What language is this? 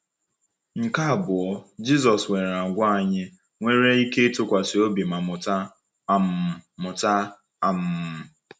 Igbo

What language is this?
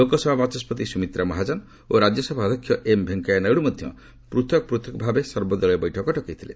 Odia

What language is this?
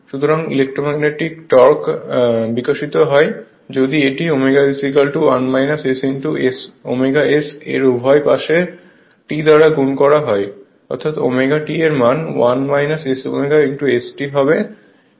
Bangla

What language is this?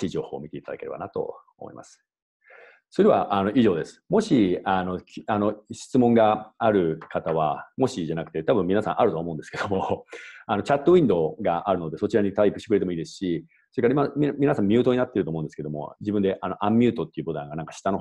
Japanese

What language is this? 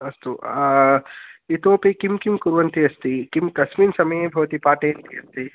Sanskrit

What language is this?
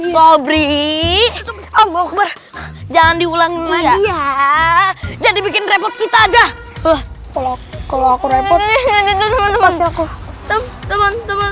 Indonesian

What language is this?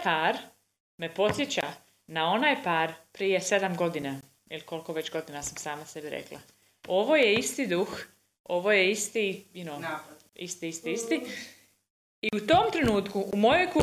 Croatian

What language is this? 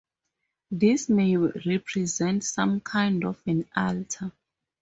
English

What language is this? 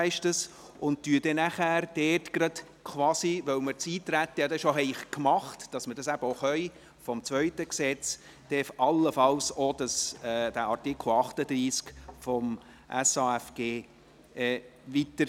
Swiss German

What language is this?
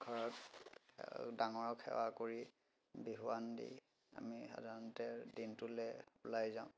Assamese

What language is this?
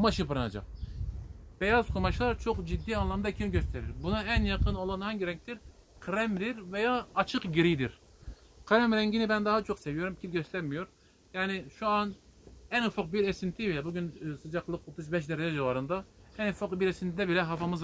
Turkish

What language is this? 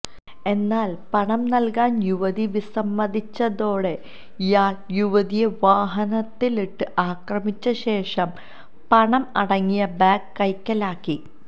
Malayalam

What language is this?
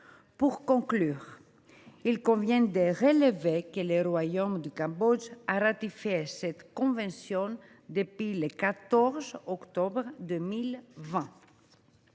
French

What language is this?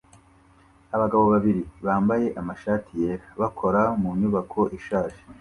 Kinyarwanda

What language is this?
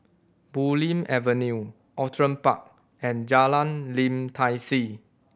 English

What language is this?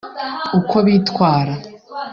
Kinyarwanda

